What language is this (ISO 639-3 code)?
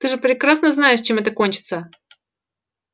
rus